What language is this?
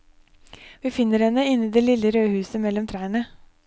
Norwegian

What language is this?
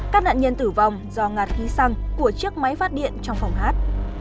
Vietnamese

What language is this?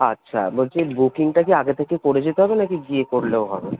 Bangla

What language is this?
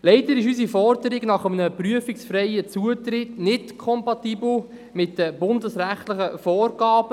Swiss German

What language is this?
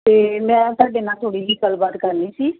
Punjabi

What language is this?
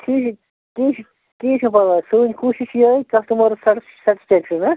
Kashmiri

